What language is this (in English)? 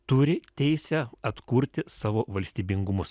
Lithuanian